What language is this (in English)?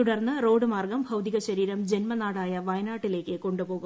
Malayalam